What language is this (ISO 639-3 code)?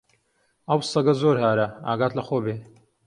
ckb